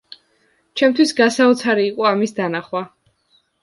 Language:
Georgian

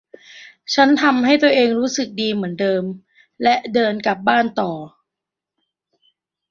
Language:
Thai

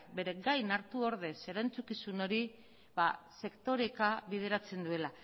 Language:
Basque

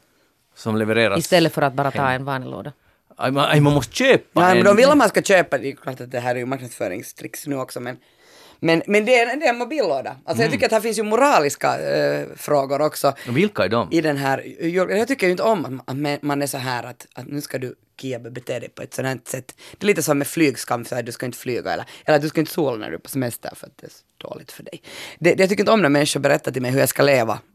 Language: Swedish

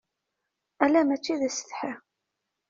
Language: Kabyle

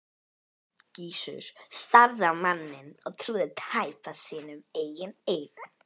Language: Icelandic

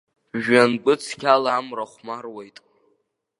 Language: Abkhazian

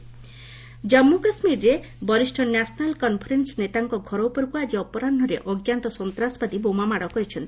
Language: Odia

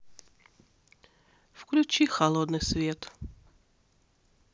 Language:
Russian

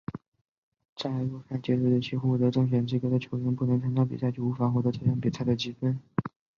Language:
Chinese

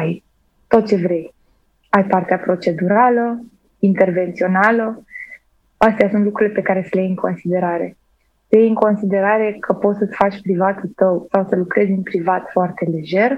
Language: Romanian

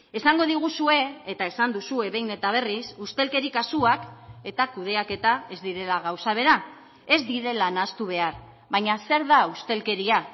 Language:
Basque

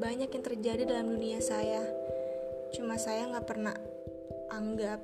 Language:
Indonesian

